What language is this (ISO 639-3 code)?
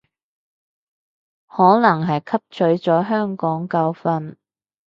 yue